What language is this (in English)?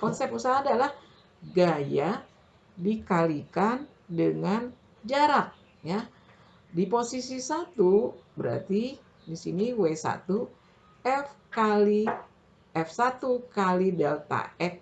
Indonesian